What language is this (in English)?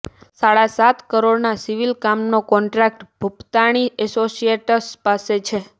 Gujarati